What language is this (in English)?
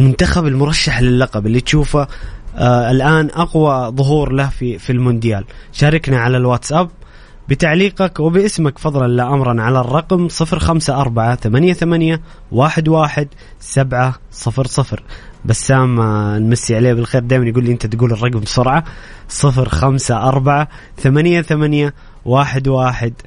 Arabic